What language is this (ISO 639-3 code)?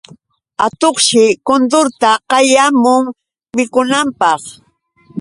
qux